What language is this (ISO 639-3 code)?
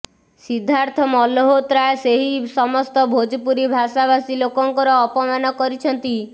ori